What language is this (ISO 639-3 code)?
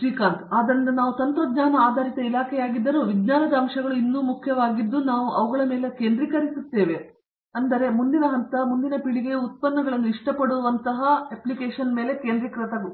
kan